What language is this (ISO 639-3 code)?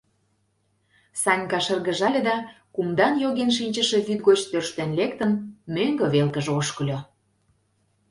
chm